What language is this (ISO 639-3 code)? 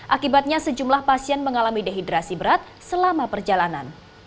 ind